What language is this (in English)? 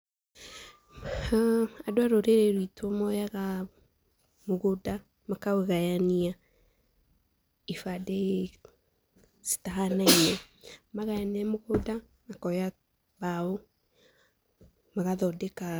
Kikuyu